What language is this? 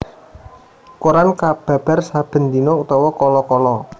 Javanese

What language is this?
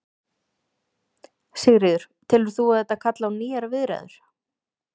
Icelandic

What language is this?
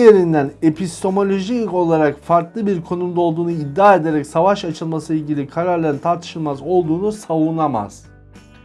Turkish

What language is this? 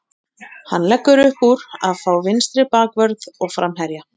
Icelandic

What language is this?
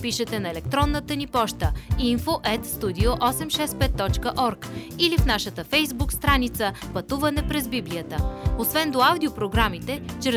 Bulgarian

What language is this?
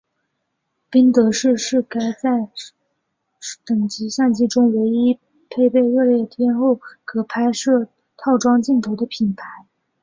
Chinese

